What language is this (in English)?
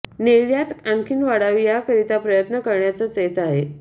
Marathi